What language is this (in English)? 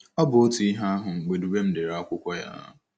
Igbo